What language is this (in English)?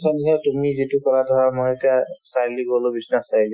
Assamese